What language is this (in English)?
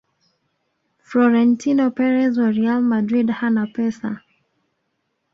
Swahili